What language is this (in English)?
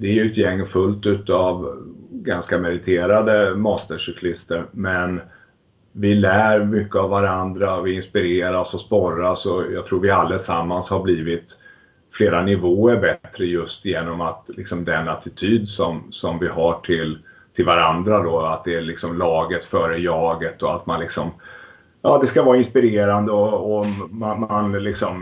Swedish